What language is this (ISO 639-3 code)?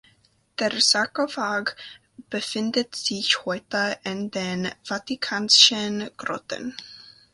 deu